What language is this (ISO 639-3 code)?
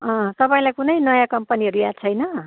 nep